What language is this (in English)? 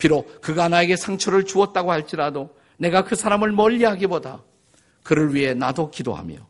Korean